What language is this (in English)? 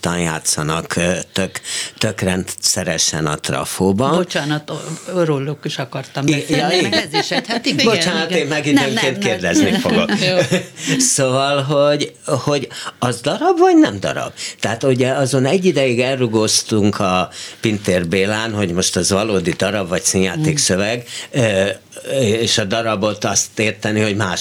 Hungarian